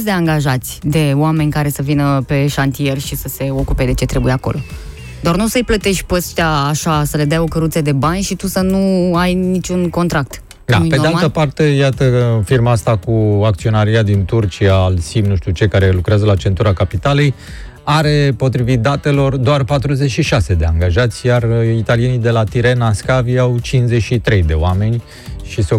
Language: Romanian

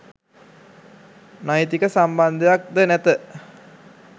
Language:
Sinhala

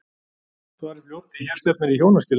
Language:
Icelandic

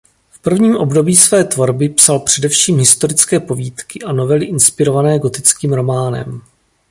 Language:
Czech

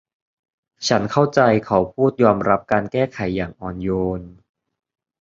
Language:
Thai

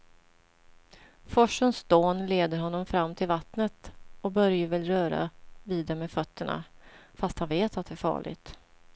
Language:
Swedish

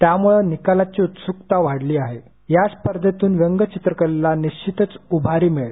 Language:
Marathi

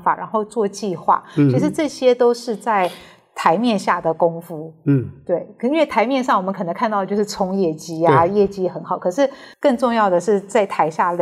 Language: Chinese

